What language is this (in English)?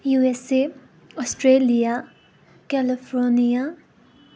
Nepali